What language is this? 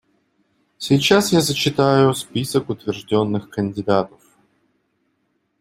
Russian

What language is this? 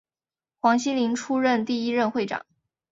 Chinese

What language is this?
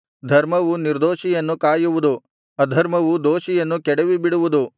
Kannada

